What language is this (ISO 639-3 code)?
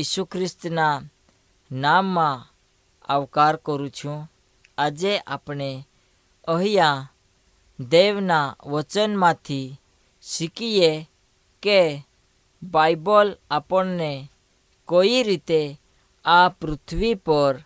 hin